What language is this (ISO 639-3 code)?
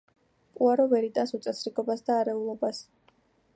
kat